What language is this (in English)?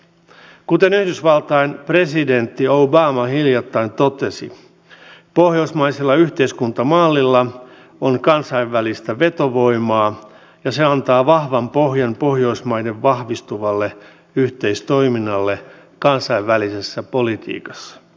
Finnish